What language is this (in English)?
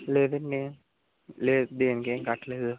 Telugu